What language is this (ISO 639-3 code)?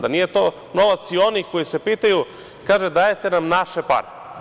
srp